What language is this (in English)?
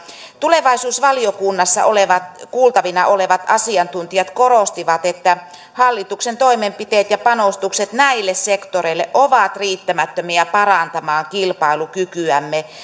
Finnish